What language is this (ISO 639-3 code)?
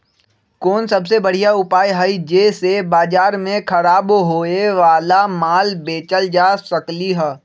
mag